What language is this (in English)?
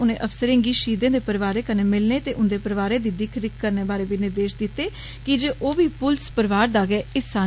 Dogri